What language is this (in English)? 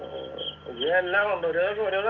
Malayalam